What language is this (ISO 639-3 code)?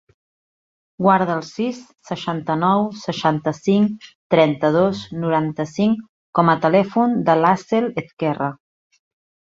cat